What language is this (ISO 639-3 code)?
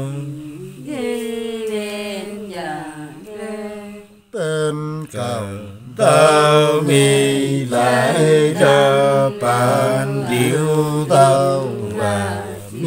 vie